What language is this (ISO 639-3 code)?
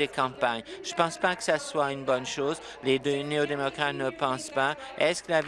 fra